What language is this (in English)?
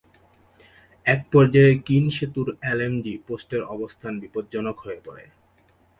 Bangla